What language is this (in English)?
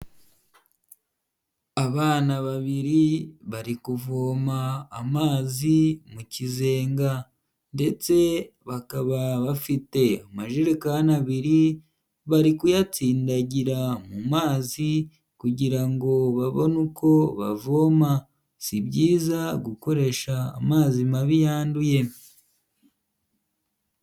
Kinyarwanda